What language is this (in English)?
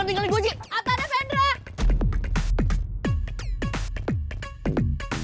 Indonesian